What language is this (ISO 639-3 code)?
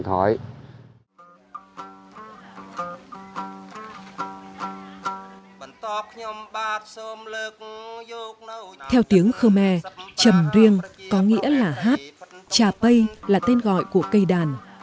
vie